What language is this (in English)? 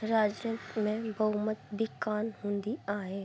Sindhi